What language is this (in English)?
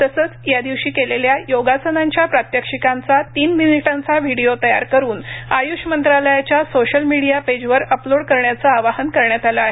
Marathi